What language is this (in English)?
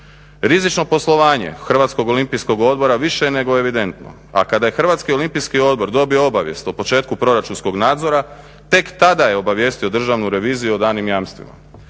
Croatian